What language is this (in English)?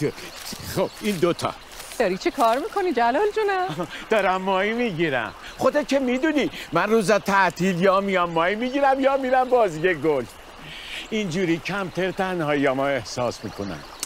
Persian